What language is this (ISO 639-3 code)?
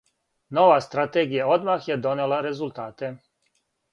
srp